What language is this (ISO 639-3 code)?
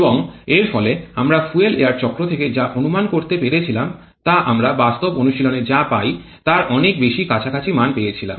ben